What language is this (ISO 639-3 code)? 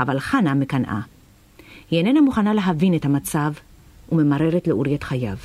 heb